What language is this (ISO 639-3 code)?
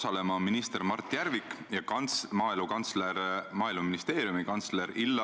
est